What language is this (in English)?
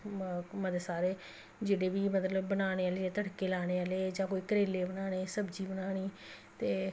Dogri